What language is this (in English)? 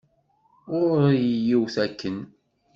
Kabyle